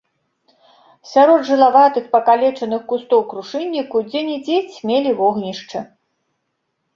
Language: Belarusian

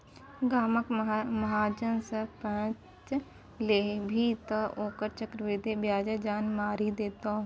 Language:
Maithili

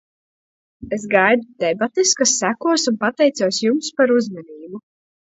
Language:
Latvian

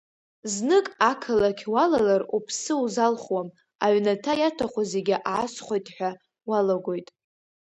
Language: Abkhazian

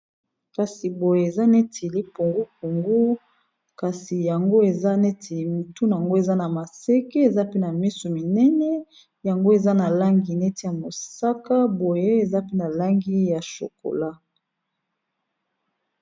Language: Lingala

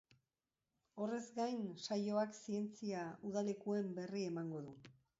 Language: Basque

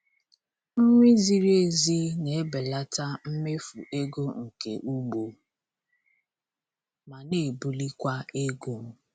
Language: Igbo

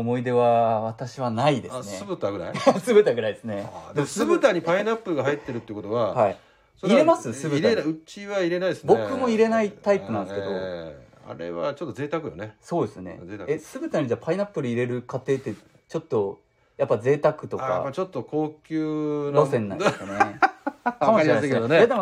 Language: Japanese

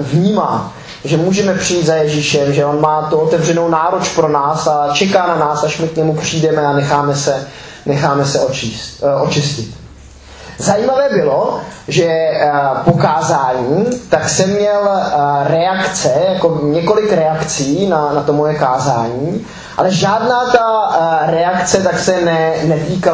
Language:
Czech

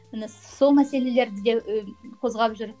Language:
Kazakh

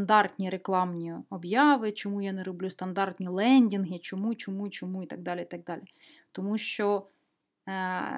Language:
Ukrainian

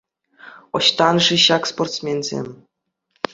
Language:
Chuvash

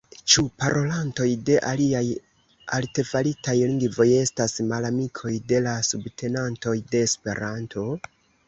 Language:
Esperanto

